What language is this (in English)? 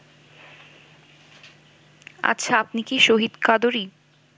Bangla